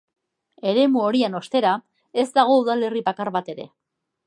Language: Basque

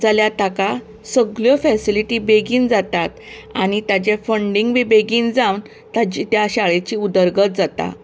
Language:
Konkani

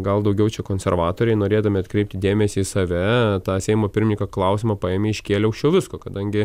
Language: Lithuanian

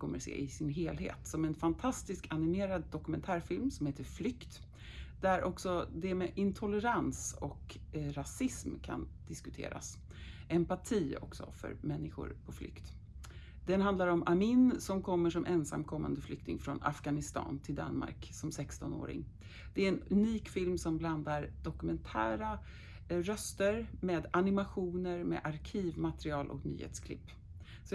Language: Swedish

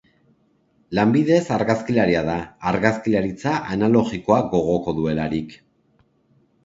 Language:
Basque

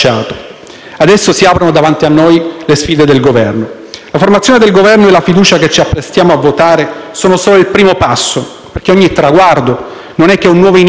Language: Italian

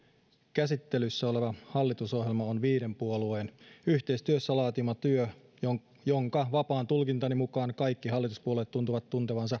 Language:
Finnish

